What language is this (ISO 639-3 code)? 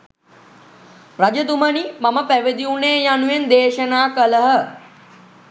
sin